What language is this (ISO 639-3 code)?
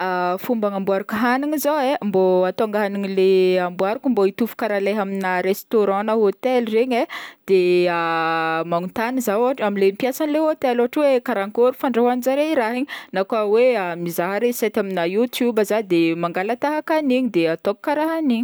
bmm